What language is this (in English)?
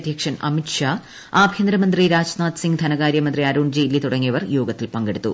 Malayalam